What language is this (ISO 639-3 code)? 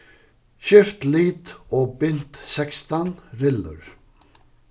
fao